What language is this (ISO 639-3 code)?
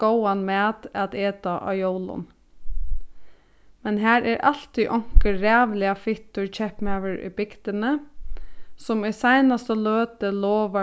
fao